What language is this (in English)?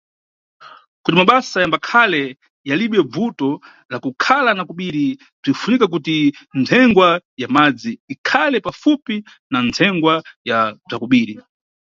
Nyungwe